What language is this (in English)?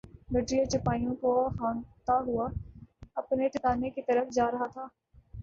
Urdu